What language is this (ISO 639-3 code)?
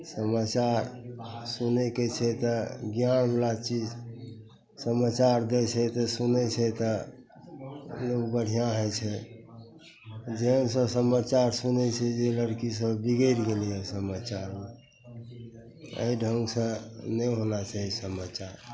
mai